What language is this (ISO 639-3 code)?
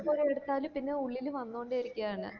mal